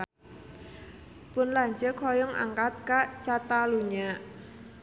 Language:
Sundanese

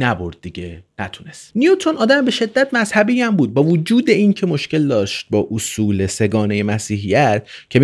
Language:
Persian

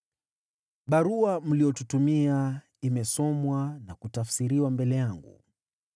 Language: Swahili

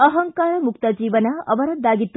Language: Kannada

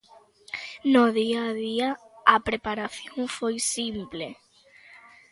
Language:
Galician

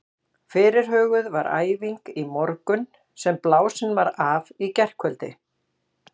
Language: Icelandic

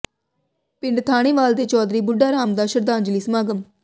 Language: Punjabi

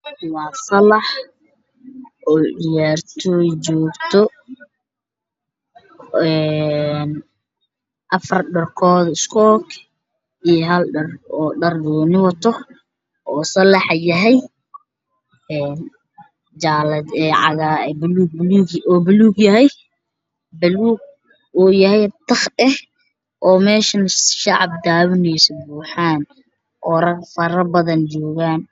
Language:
Somali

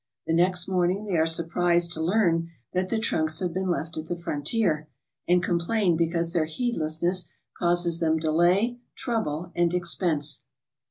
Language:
English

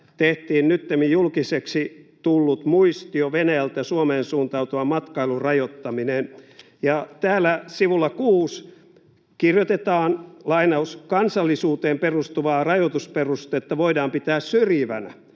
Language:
Finnish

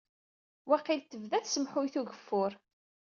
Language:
Kabyle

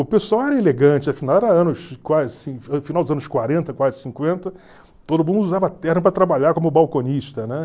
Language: Portuguese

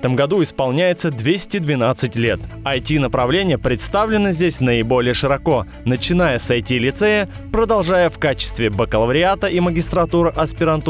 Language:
Russian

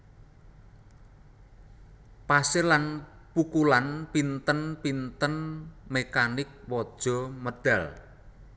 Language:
Javanese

